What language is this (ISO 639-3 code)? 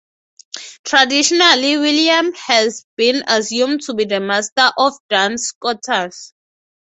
eng